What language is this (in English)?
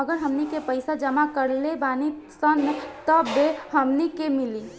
Bhojpuri